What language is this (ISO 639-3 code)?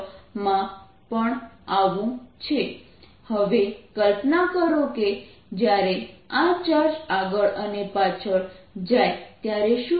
guj